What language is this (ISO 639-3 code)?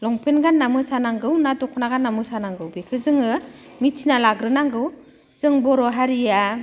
brx